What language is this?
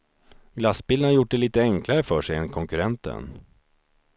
Swedish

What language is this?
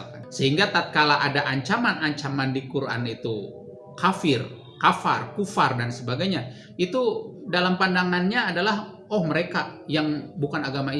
Indonesian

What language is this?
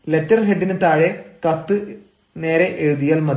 Malayalam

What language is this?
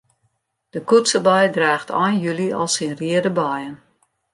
Western Frisian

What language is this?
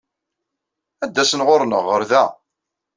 Kabyle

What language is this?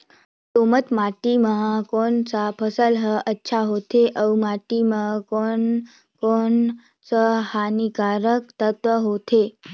Chhattisgarhi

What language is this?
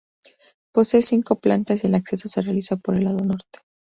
Spanish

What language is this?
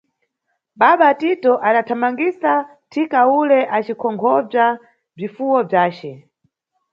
Nyungwe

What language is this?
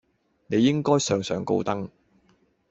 Cantonese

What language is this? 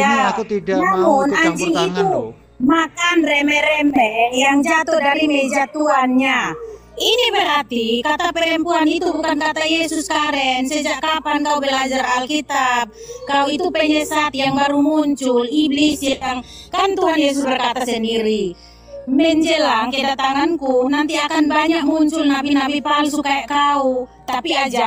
Indonesian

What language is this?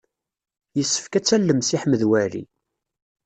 Kabyle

